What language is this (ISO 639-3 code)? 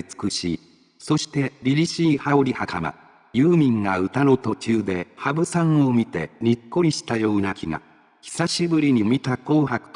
jpn